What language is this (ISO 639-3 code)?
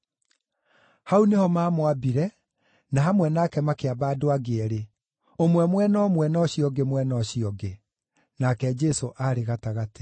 kik